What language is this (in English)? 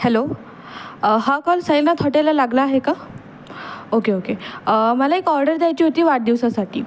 Marathi